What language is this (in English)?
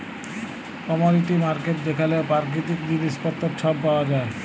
Bangla